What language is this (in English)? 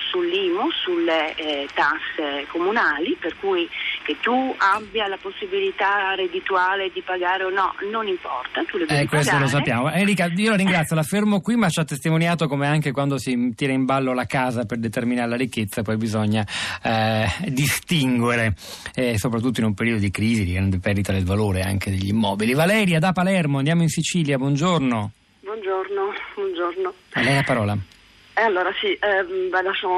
Italian